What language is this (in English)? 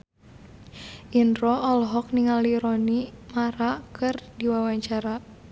Sundanese